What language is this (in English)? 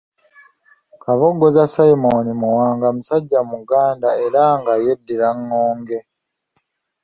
Ganda